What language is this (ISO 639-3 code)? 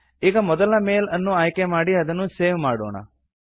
kan